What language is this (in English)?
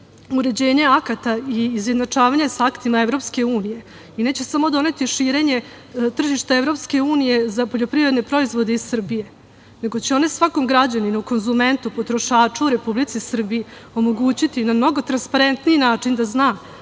Serbian